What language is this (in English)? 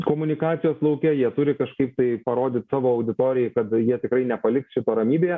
Lithuanian